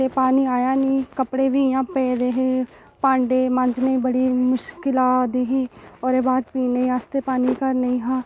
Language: Dogri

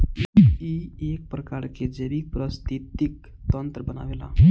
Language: Bhojpuri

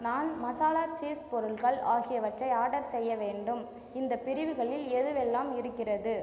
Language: Tamil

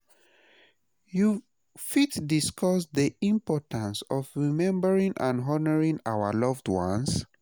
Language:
Nigerian Pidgin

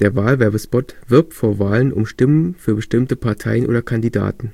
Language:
German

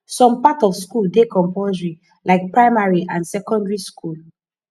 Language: Nigerian Pidgin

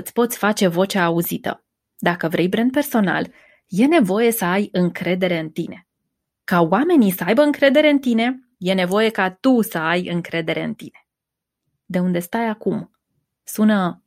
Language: Romanian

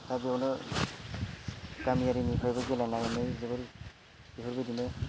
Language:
Bodo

